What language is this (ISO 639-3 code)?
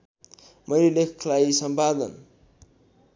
nep